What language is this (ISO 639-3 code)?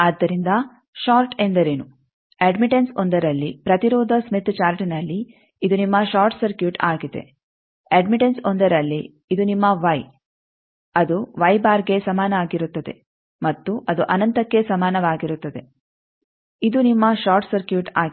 kan